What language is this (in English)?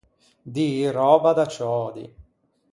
Ligurian